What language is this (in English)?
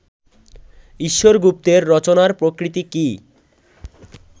Bangla